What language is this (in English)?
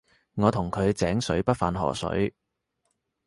Cantonese